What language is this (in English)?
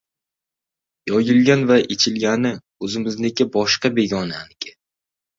Uzbek